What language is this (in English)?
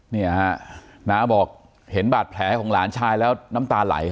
Thai